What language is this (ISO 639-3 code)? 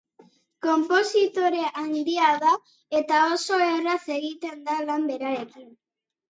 eus